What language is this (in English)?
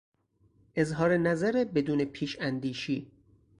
Persian